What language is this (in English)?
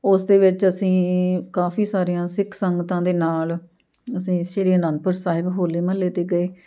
Punjabi